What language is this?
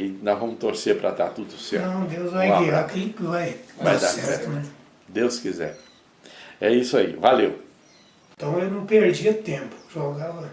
Portuguese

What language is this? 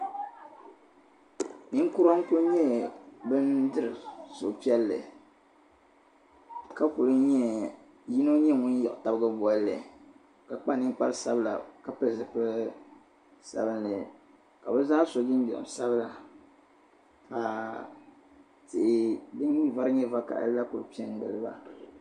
Dagbani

